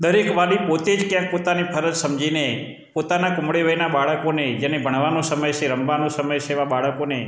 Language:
Gujarati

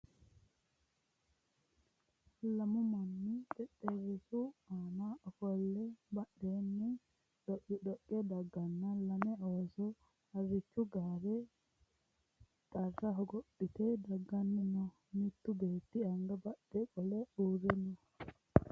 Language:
Sidamo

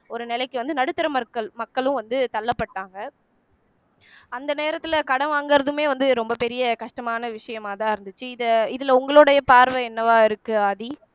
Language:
Tamil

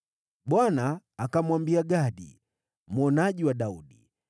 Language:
Swahili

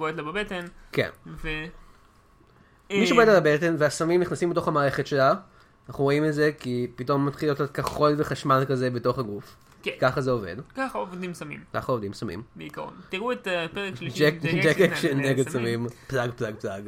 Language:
Hebrew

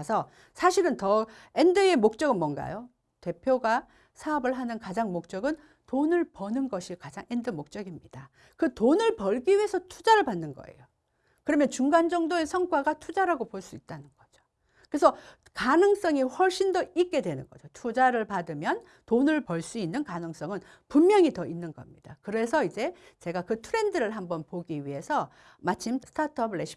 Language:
Korean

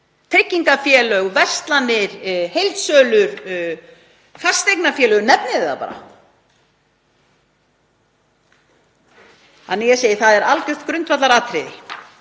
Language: Icelandic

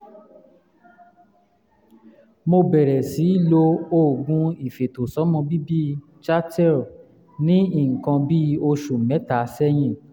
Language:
Yoruba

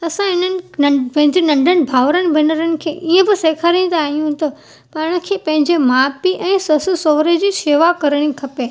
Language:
Sindhi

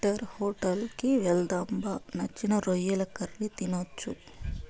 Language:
Telugu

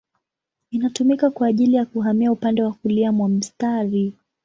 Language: Swahili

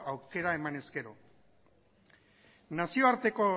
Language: Basque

